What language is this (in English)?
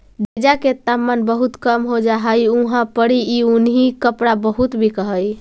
Magahi